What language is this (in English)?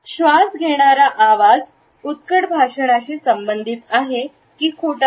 Marathi